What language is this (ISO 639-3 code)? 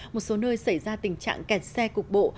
vie